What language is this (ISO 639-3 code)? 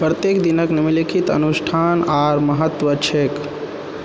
mai